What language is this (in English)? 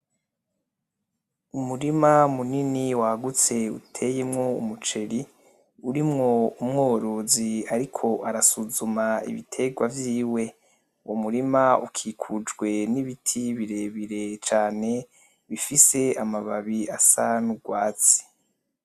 Rundi